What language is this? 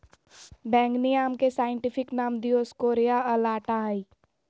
Magahi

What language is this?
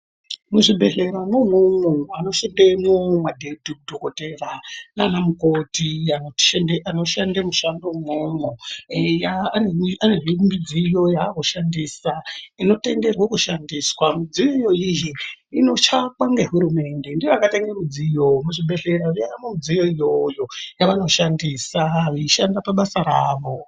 Ndau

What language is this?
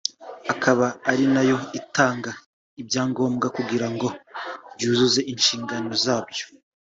Kinyarwanda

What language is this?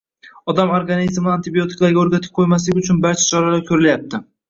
Uzbek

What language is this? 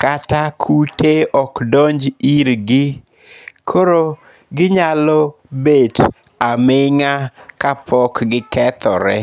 Luo (Kenya and Tanzania)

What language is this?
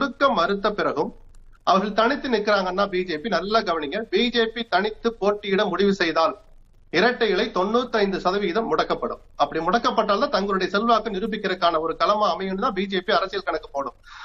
Tamil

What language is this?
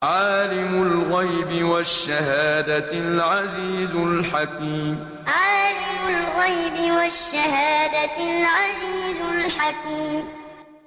Arabic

